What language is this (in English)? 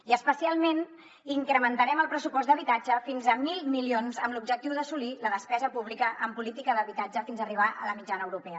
Catalan